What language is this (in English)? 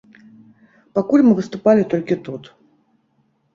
Belarusian